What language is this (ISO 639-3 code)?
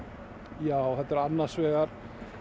isl